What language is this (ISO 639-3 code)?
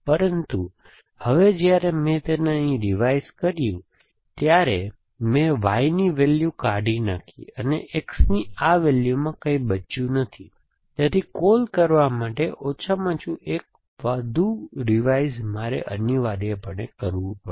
guj